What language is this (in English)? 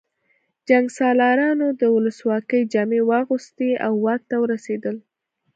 Pashto